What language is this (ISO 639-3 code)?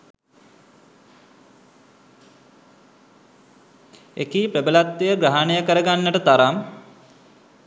sin